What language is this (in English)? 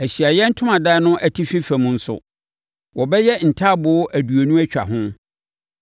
Akan